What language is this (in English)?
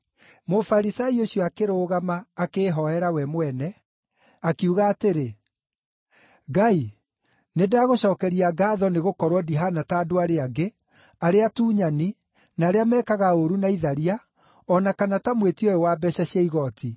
Kikuyu